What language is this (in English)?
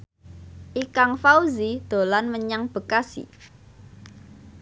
Javanese